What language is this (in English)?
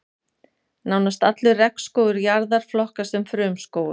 Icelandic